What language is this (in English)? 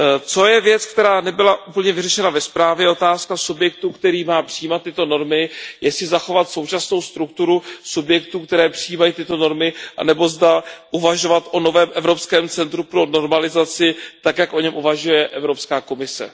Czech